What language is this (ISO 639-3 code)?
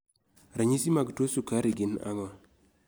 luo